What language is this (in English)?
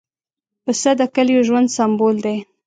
Pashto